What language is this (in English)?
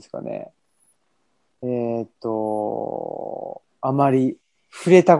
Japanese